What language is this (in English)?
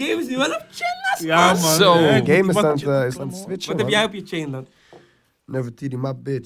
Dutch